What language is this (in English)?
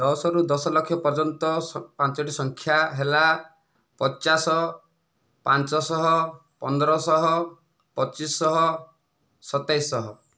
Odia